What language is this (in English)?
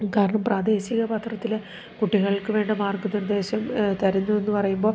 Malayalam